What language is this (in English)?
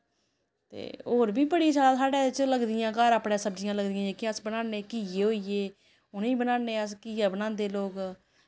Dogri